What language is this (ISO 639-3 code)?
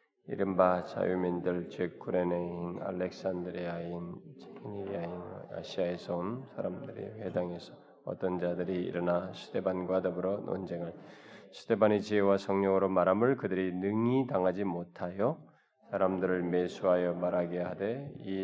kor